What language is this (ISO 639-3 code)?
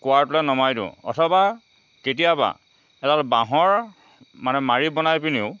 asm